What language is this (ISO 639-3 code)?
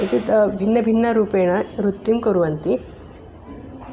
san